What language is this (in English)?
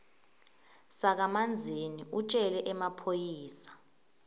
Swati